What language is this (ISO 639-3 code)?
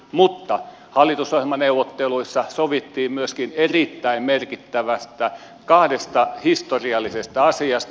fin